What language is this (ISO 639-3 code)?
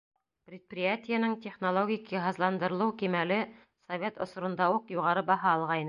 bak